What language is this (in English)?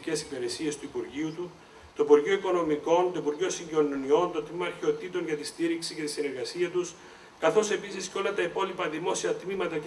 Greek